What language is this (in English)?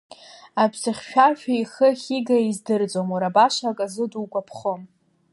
Abkhazian